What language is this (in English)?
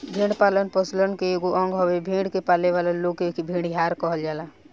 Bhojpuri